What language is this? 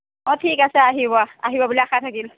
Assamese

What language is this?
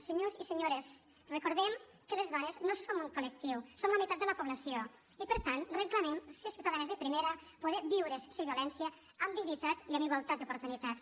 Catalan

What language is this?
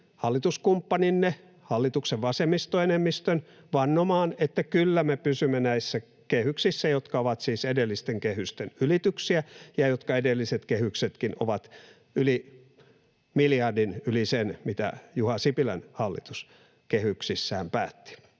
Finnish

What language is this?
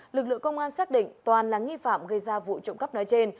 Vietnamese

